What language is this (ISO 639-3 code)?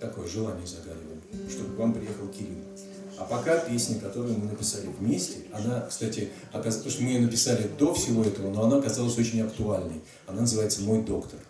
rus